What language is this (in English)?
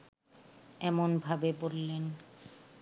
Bangla